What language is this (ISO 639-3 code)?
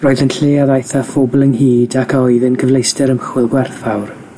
cym